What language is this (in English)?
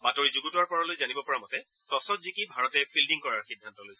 Assamese